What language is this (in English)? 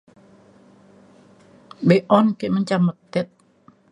Mainstream Kenyah